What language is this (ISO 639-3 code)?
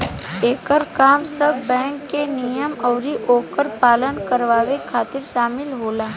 bho